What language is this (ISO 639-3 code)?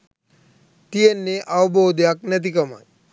sin